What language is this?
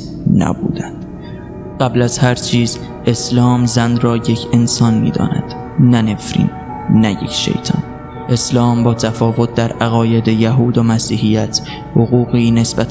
Persian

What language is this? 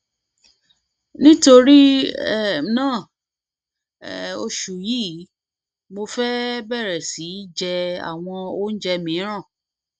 Yoruba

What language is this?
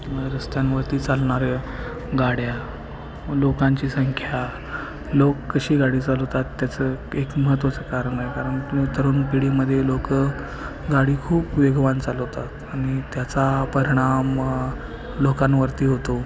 Marathi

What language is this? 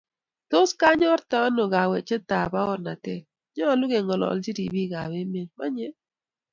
Kalenjin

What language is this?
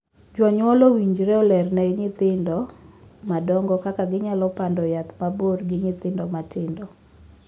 Luo (Kenya and Tanzania)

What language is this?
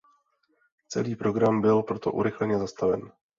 Czech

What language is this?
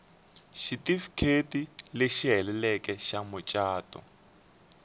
Tsonga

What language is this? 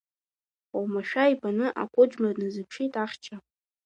Abkhazian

